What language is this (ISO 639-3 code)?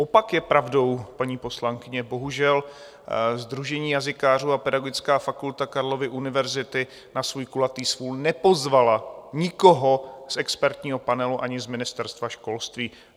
ces